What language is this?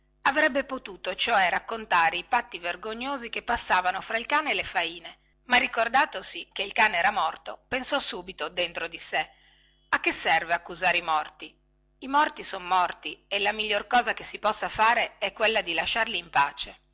Italian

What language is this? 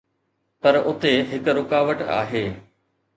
Sindhi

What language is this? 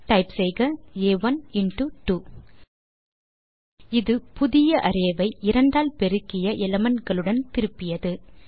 Tamil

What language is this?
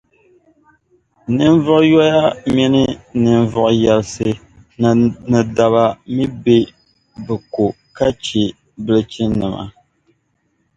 Dagbani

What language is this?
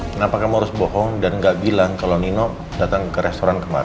Indonesian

